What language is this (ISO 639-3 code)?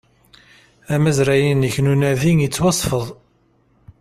kab